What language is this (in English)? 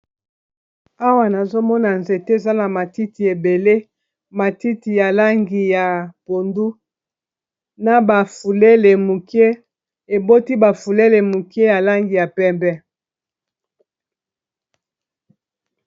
Lingala